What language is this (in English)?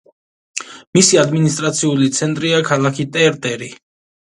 Georgian